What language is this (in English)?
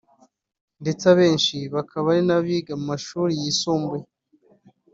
Kinyarwanda